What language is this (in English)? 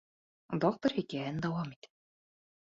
Bashkir